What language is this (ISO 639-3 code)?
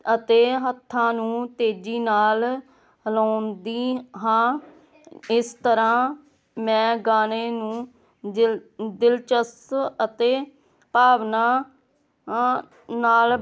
pan